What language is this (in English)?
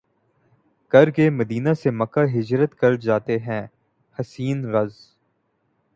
Urdu